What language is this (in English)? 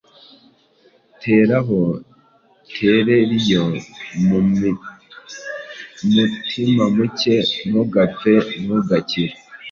Kinyarwanda